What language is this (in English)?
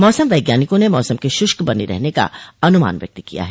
Hindi